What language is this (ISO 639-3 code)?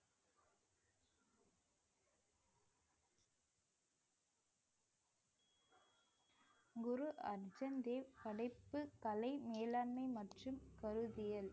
tam